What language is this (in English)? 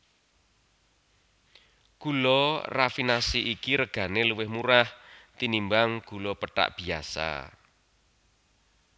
Javanese